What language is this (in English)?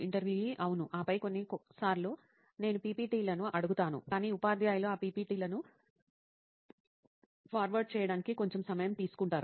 Telugu